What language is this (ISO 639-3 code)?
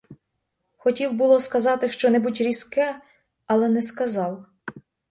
ukr